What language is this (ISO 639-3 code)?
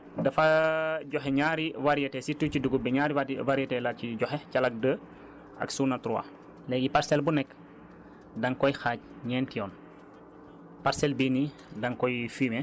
wol